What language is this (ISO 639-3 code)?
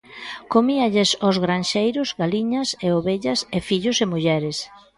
glg